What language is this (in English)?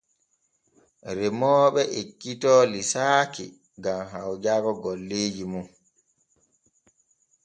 Borgu Fulfulde